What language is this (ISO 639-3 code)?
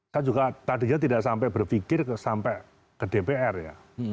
ind